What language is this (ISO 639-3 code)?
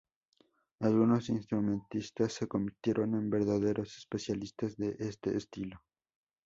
spa